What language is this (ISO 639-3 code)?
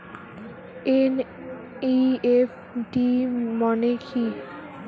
ben